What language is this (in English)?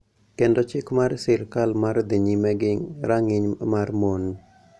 Luo (Kenya and Tanzania)